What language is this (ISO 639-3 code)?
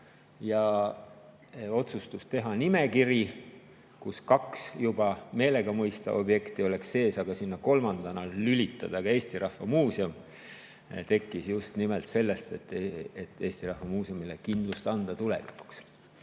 est